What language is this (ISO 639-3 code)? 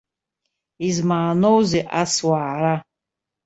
abk